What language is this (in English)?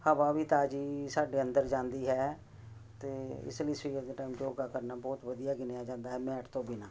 Punjabi